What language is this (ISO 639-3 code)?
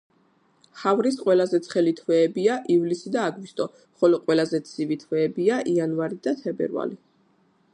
kat